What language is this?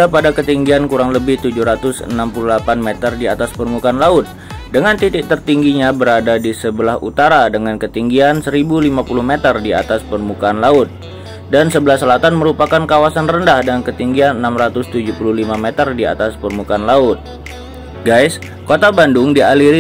Indonesian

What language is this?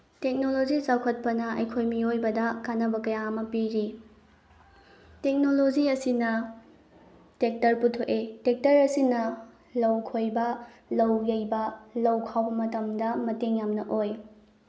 Manipuri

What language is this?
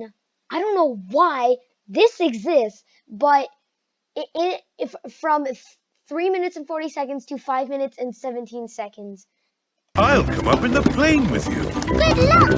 English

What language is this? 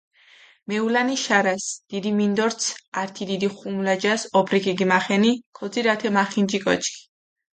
Mingrelian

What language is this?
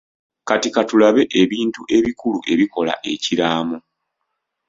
Ganda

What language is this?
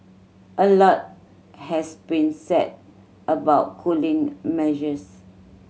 English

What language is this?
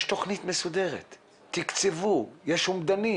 Hebrew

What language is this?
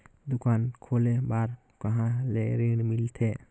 Chhattisgarhi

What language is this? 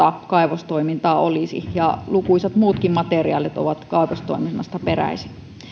Finnish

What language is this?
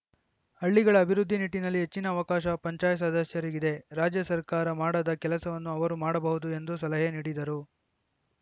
Kannada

